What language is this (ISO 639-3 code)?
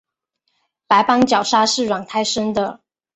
zho